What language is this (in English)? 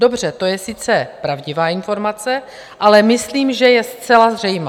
Czech